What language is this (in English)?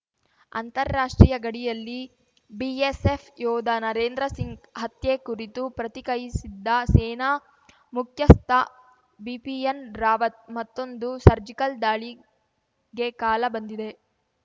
Kannada